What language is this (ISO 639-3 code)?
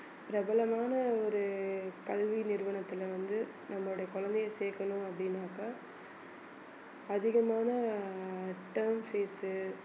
tam